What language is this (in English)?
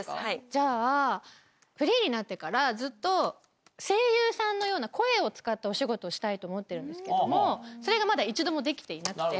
Japanese